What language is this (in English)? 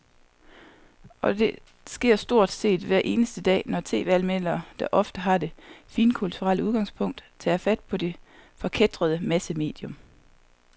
Danish